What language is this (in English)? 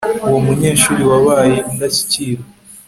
Kinyarwanda